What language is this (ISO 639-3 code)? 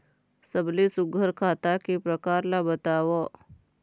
hne